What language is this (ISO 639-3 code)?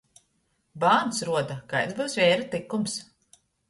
ltg